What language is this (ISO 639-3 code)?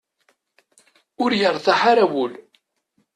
kab